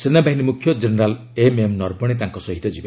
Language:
Odia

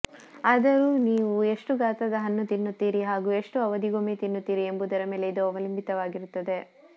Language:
Kannada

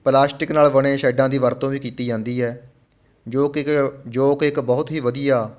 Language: Punjabi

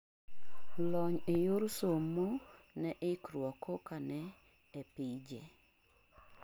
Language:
Luo (Kenya and Tanzania)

